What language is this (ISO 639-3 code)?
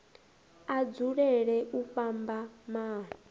ven